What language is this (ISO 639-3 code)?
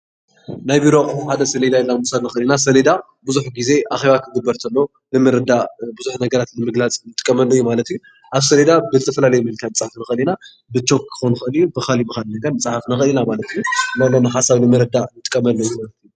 tir